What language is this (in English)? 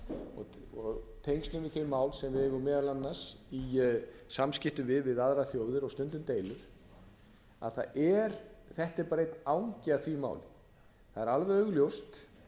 Icelandic